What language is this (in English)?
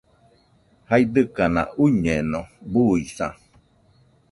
Nüpode Huitoto